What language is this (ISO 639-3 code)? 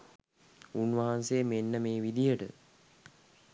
sin